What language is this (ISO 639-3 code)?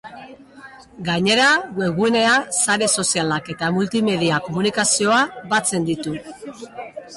eus